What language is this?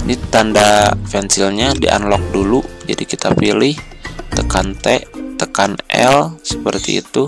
Indonesian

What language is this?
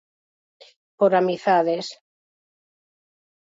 Galician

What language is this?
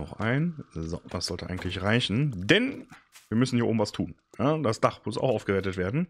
German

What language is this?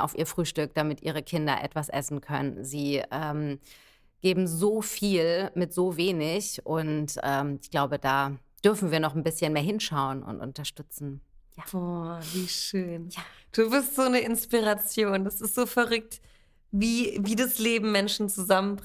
German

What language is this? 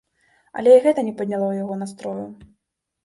Belarusian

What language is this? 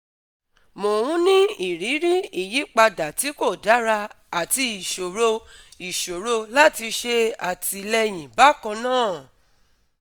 Yoruba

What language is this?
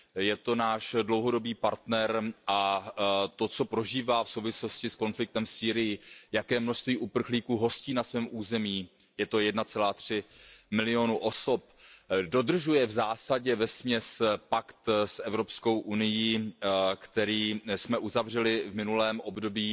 Czech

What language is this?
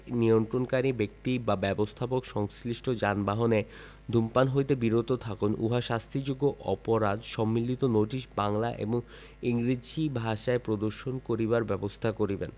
Bangla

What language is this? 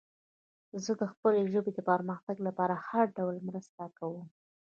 Pashto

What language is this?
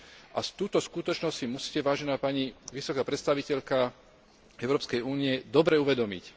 Slovak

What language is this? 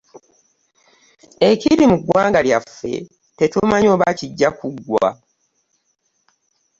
Ganda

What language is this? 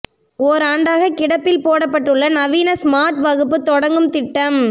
Tamil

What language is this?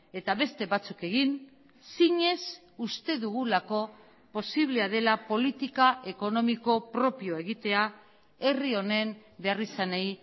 Basque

